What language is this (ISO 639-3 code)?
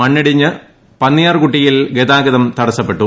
mal